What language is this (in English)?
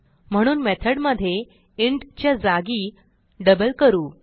Marathi